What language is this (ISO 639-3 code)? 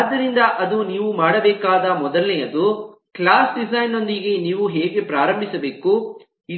kan